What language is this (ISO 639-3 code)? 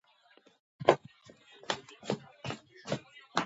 kat